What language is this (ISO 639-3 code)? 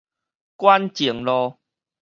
nan